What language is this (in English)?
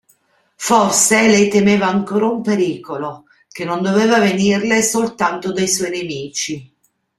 Italian